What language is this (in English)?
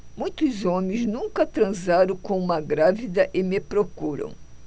Portuguese